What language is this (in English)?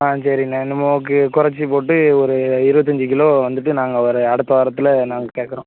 Tamil